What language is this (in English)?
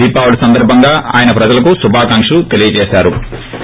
Telugu